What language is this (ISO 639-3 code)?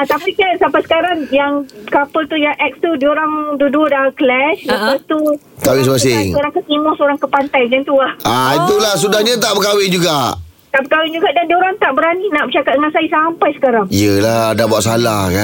msa